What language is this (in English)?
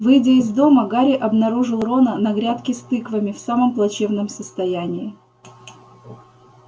Russian